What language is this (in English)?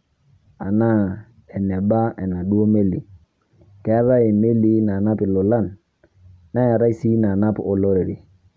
Masai